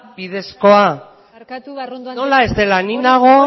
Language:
Basque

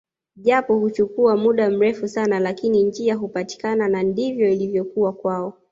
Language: Swahili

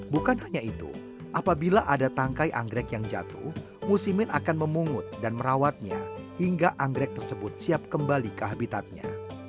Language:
Indonesian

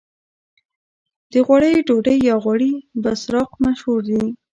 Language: Pashto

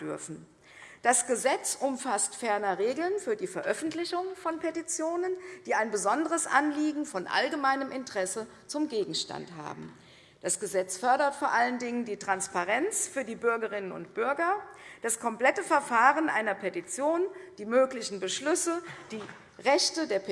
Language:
German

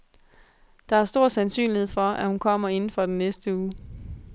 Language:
Danish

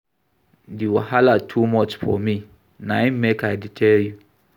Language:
Nigerian Pidgin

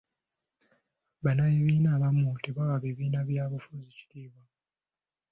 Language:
Ganda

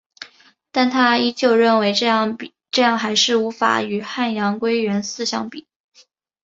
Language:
Chinese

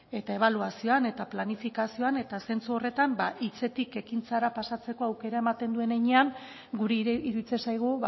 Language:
Basque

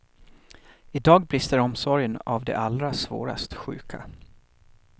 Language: Swedish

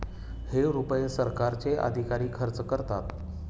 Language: Marathi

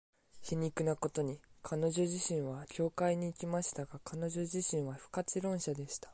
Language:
Japanese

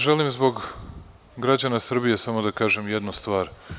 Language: Serbian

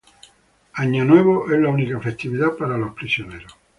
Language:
Spanish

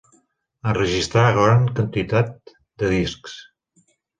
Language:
Catalan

